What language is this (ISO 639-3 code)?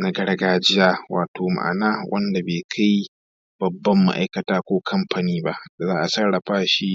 hau